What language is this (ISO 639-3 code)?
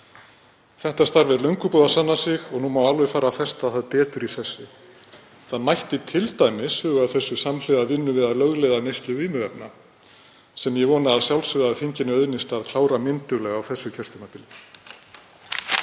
isl